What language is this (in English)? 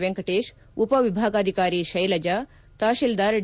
Kannada